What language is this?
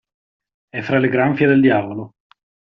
Italian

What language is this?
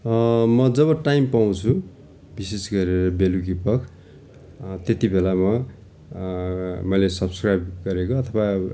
Nepali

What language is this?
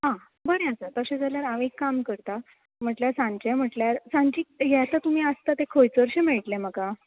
Konkani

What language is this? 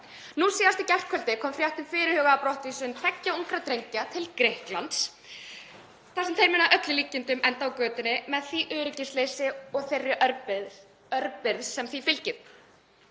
Icelandic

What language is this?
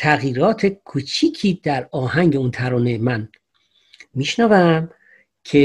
Persian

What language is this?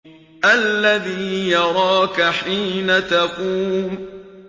Arabic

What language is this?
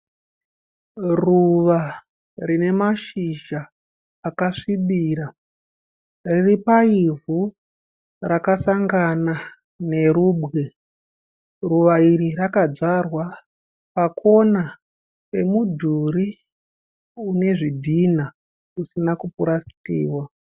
Shona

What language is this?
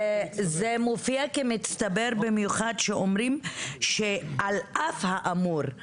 Hebrew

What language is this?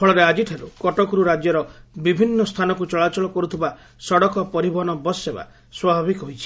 Odia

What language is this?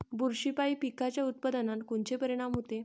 Marathi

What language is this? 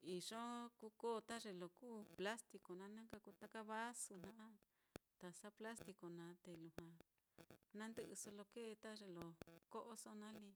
Mitlatongo Mixtec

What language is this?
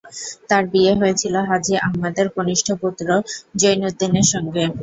Bangla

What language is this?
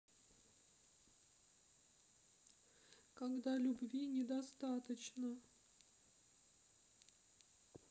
Russian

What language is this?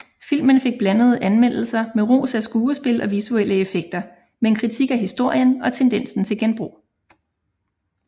Danish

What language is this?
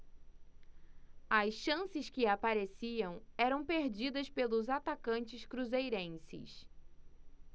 Portuguese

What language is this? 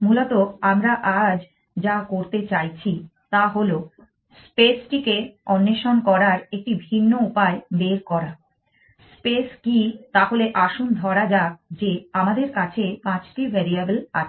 Bangla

